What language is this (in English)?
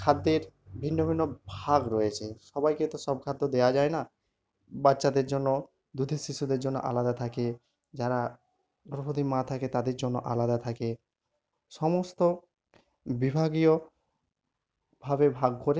Bangla